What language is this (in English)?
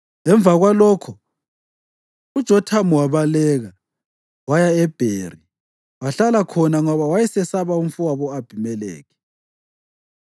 North Ndebele